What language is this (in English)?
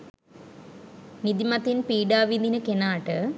Sinhala